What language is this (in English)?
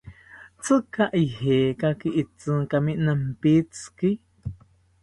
South Ucayali Ashéninka